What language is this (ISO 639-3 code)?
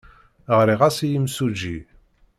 kab